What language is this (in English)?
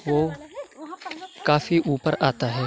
Urdu